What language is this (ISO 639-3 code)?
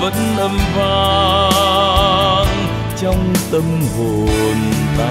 vie